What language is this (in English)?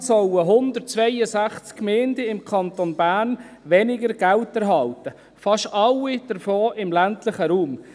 Swiss German